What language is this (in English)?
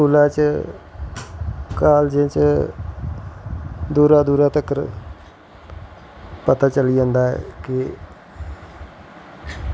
Dogri